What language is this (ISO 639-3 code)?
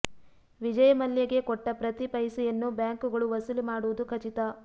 kan